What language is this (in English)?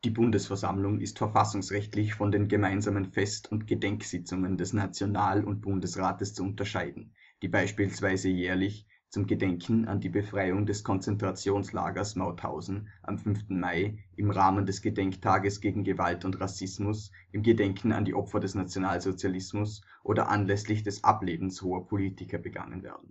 German